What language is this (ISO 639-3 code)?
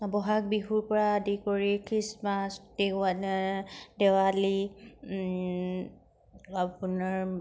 asm